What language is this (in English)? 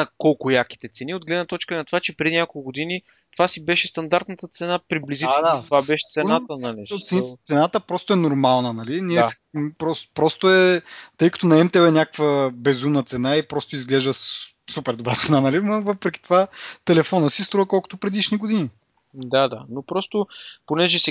Bulgarian